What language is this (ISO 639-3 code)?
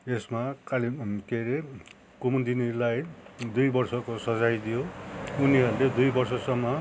nep